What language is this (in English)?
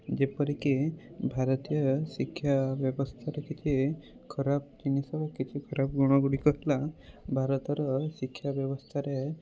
Odia